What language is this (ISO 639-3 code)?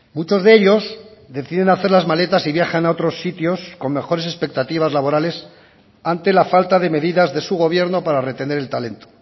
spa